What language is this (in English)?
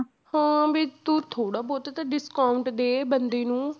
Punjabi